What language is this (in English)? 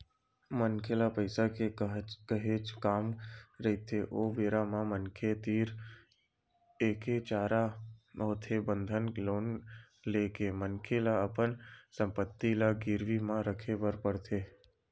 Chhattisgarhi